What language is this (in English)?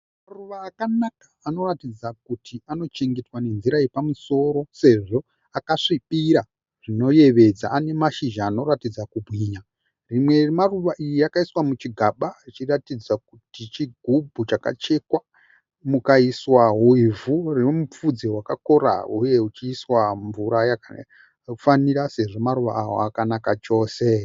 Shona